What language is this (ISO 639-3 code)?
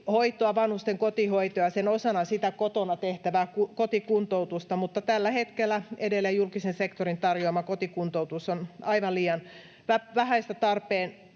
fin